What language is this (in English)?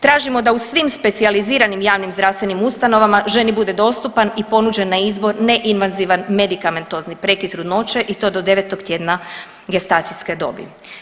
Croatian